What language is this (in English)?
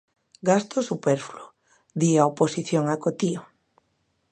Galician